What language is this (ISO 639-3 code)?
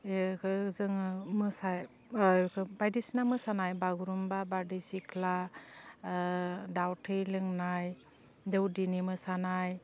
brx